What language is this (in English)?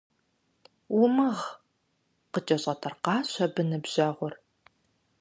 Kabardian